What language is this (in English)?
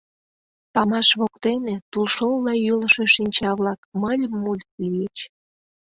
Mari